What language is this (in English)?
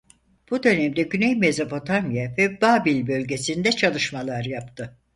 Turkish